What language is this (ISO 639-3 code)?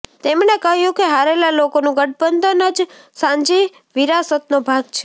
guj